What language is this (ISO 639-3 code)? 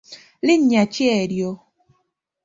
lug